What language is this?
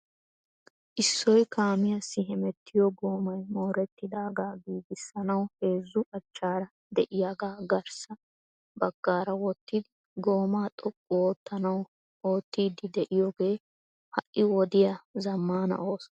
Wolaytta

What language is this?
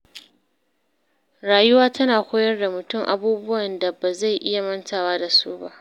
Hausa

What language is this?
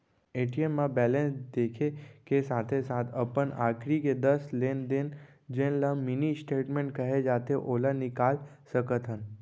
Chhattisgarhi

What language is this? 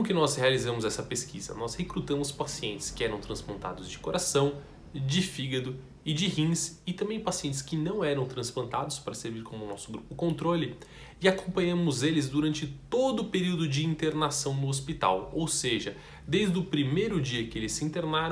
Portuguese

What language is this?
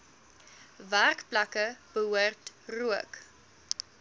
Afrikaans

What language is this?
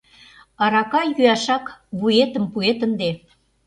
Mari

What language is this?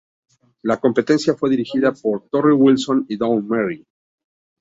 Spanish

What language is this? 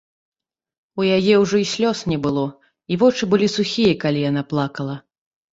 Belarusian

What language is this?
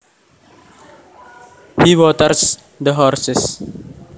Javanese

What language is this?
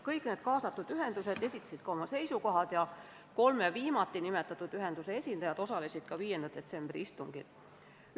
Estonian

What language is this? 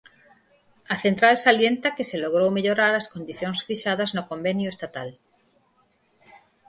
Galician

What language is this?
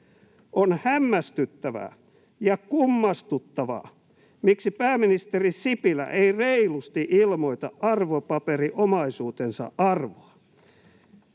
Finnish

